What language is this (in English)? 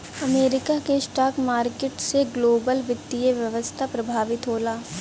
Bhojpuri